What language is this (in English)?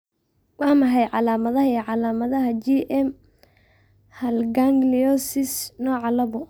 Somali